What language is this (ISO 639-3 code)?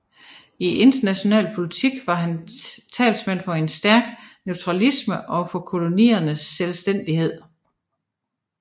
dan